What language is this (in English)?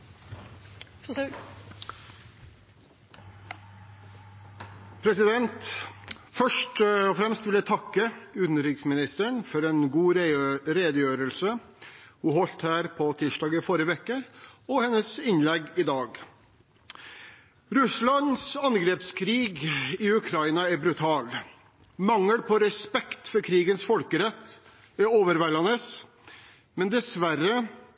Norwegian